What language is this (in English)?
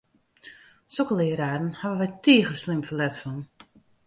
Western Frisian